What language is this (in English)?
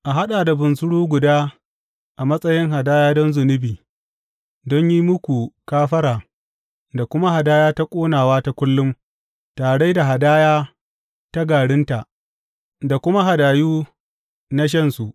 Hausa